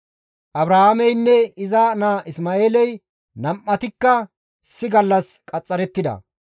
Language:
Gamo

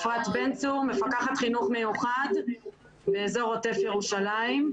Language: Hebrew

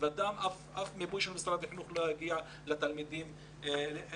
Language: Hebrew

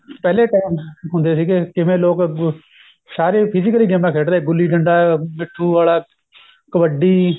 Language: Punjabi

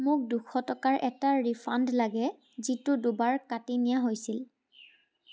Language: Assamese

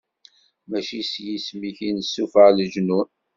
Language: Kabyle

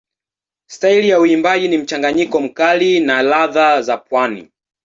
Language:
Swahili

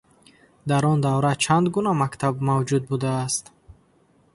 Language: Tajik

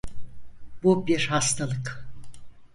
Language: Turkish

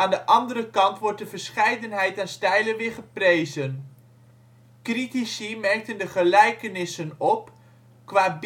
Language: Dutch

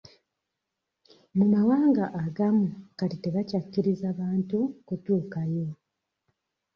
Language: Ganda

